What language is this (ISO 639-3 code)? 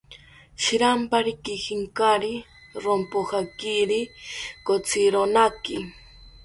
cpy